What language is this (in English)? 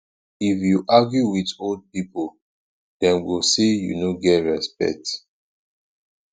Nigerian Pidgin